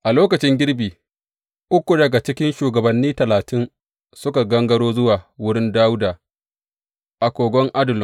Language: Hausa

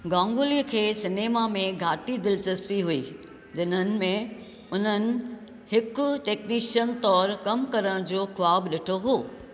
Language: Sindhi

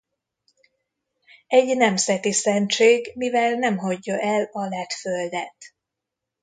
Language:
Hungarian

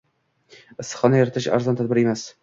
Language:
Uzbek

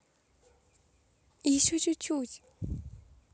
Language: Russian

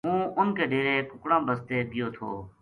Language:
Gujari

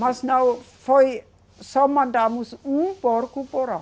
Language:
Portuguese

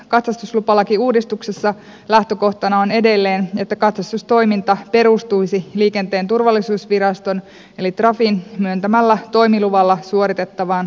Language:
Finnish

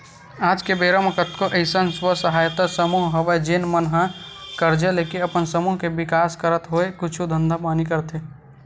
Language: Chhattisgarhi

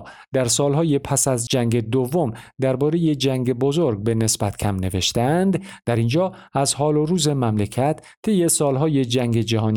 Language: Persian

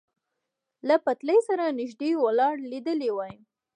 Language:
Pashto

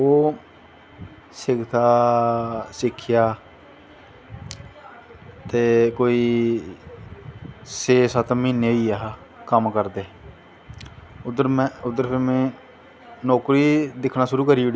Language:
Dogri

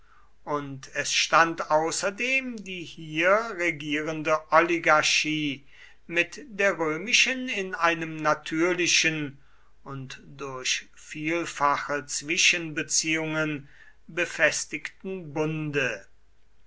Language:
German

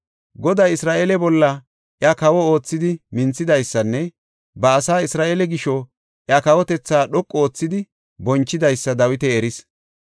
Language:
Gofa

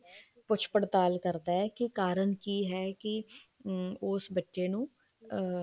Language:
Punjabi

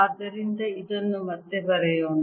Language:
Kannada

